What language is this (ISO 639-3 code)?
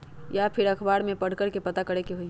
mag